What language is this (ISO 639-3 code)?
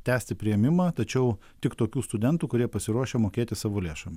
lit